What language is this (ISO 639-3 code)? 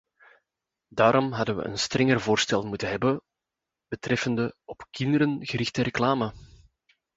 nld